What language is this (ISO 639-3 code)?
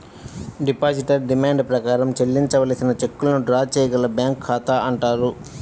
tel